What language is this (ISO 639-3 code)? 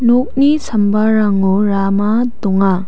grt